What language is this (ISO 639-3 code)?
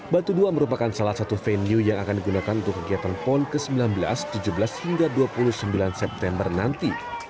ind